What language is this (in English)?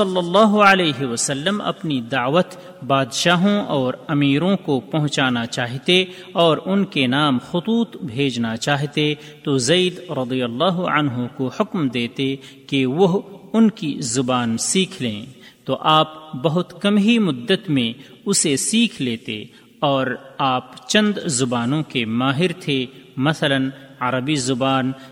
Urdu